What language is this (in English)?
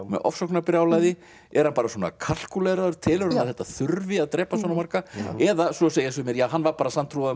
Icelandic